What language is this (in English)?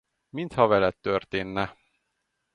Hungarian